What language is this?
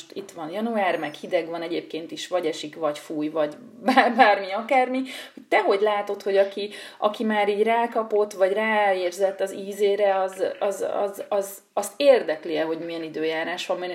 Hungarian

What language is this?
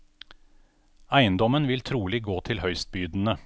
Norwegian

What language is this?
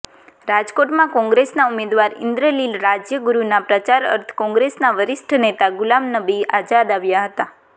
Gujarati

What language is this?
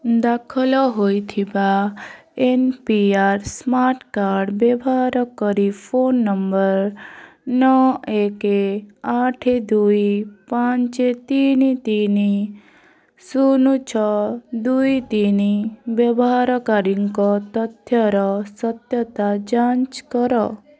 Odia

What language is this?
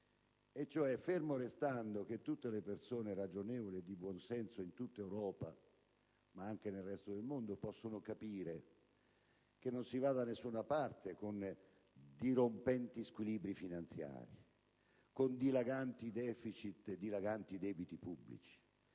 Italian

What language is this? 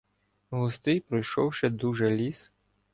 Ukrainian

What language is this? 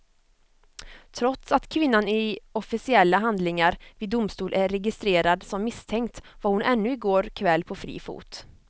Swedish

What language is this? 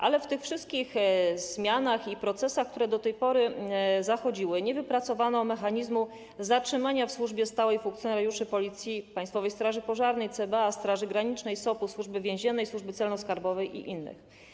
Polish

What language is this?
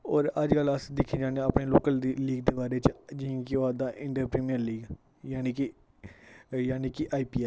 Dogri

